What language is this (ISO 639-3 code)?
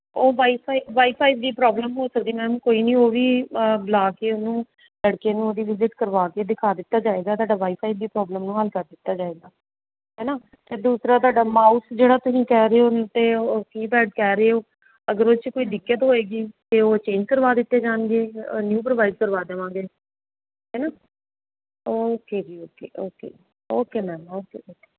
pan